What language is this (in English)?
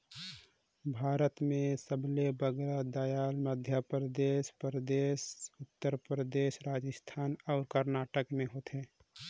Chhattisgarhi